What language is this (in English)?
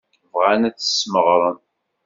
Kabyle